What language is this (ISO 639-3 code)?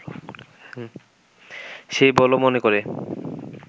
ben